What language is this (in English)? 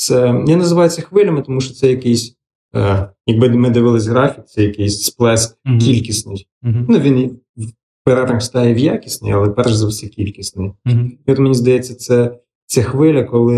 Ukrainian